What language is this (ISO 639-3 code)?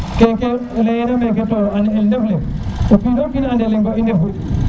srr